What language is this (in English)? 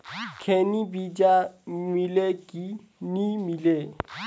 Chhattisgarhi